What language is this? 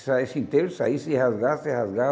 Portuguese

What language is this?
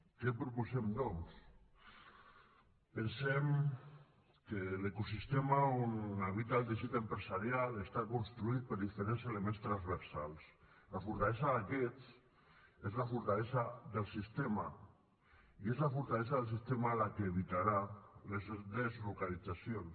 Catalan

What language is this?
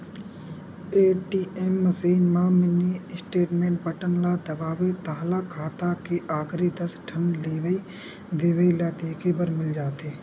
Chhattisgarhi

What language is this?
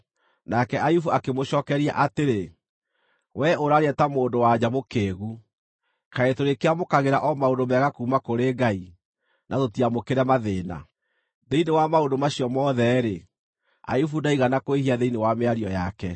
Kikuyu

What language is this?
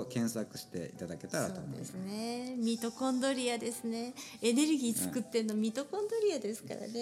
Japanese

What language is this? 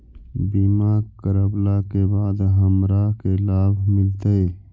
Magahi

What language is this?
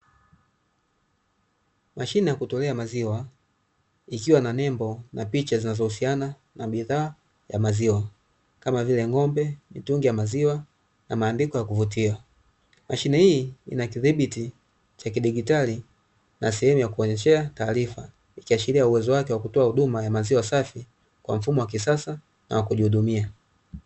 Swahili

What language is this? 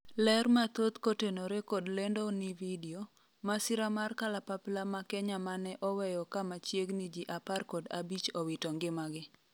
Luo (Kenya and Tanzania)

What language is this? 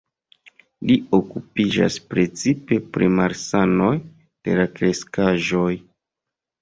Esperanto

